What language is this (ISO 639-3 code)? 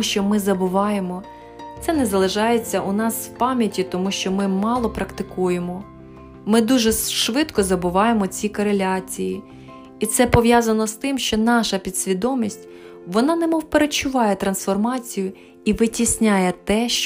ukr